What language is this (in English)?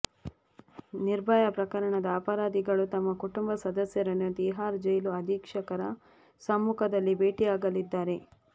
Kannada